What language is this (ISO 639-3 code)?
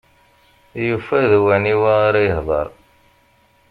kab